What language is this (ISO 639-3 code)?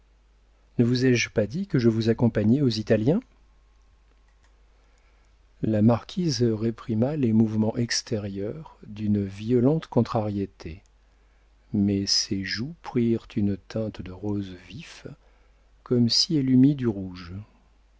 fra